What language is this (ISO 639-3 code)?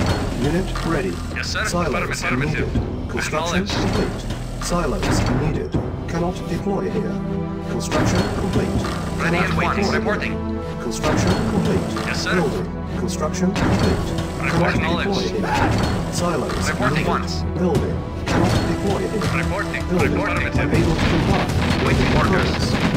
eng